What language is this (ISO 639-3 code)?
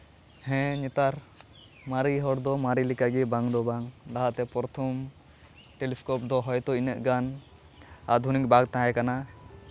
sat